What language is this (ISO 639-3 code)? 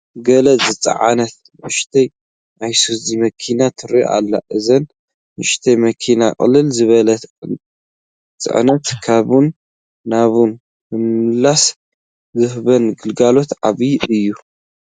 tir